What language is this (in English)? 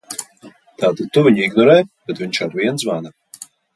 Latvian